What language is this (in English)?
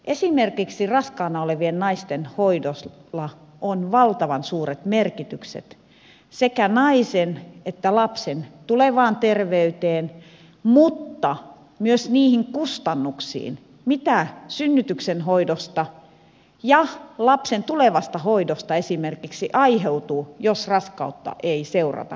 Finnish